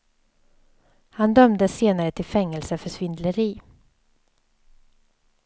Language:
Swedish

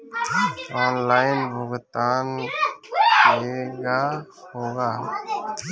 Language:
Bhojpuri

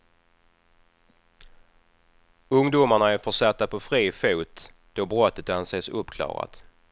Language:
Swedish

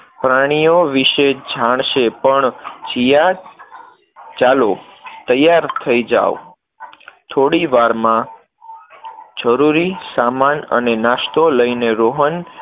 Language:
Gujarati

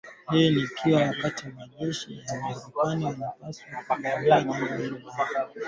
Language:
Swahili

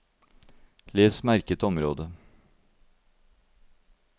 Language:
Norwegian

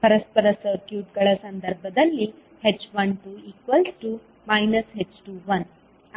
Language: Kannada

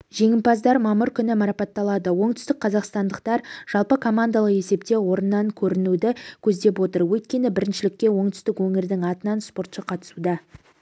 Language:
Kazakh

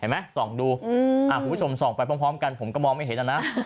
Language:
Thai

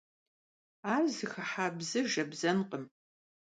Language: Kabardian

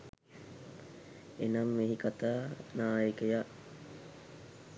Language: Sinhala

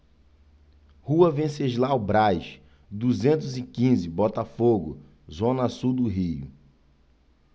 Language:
Portuguese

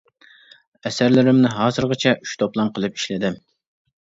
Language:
Uyghur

